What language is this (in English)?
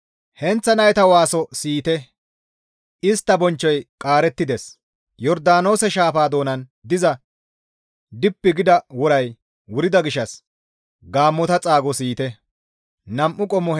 Gamo